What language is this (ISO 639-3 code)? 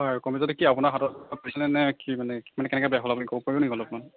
asm